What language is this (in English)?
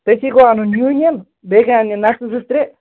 Kashmiri